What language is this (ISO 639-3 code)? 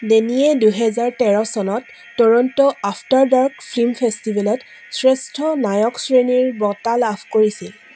asm